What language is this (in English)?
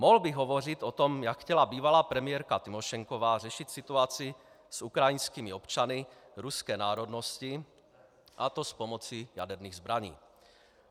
Czech